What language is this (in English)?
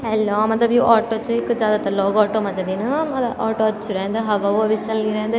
Garhwali